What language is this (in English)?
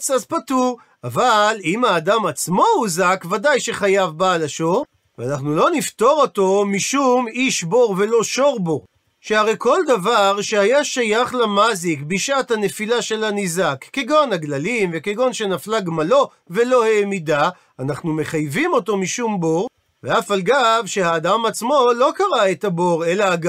Hebrew